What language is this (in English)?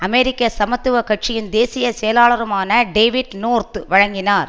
Tamil